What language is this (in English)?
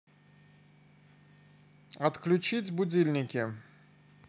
Russian